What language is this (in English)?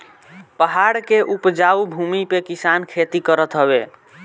Bhojpuri